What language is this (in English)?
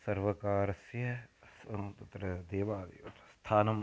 Sanskrit